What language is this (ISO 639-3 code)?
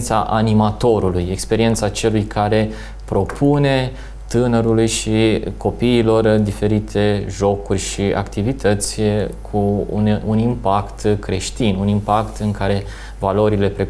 ron